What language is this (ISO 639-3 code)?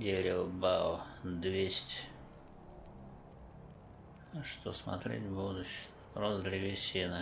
rus